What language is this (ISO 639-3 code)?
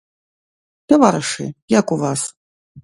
bel